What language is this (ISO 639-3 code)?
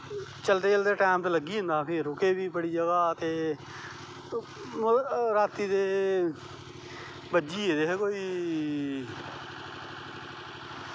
doi